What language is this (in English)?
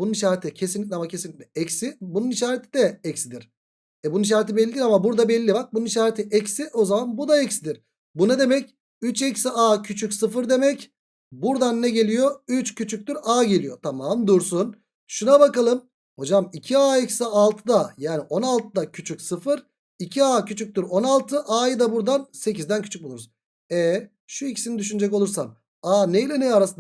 Turkish